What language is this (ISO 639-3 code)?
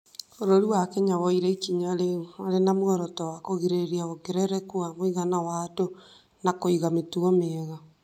kik